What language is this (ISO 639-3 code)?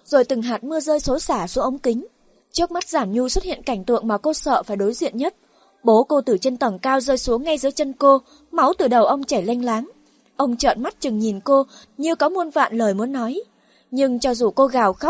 vie